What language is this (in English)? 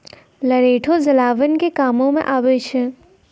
Maithili